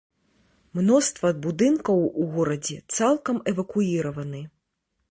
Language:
Belarusian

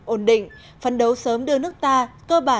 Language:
Vietnamese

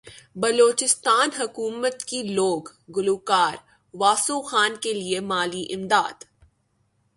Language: Urdu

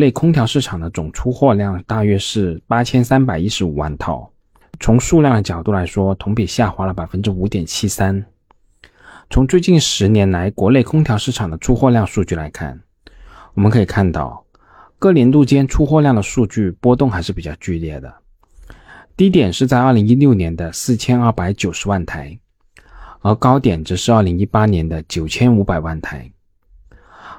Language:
Chinese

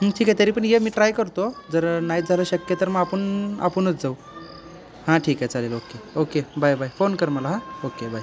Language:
Marathi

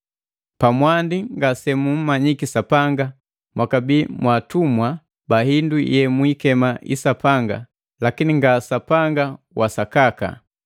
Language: Matengo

